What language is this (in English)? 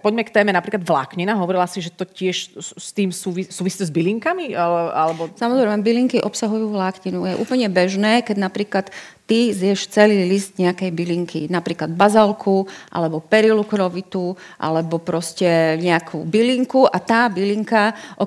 Slovak